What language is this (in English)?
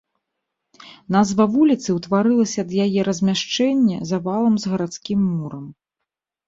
Belarusian